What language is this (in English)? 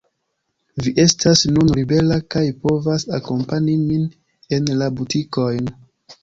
Esperanto